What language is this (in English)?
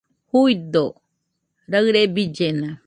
Nüpode Huitoto